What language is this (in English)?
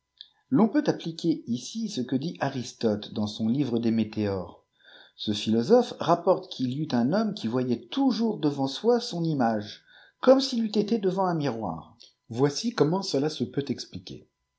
French